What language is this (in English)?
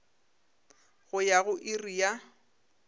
Northern Sotho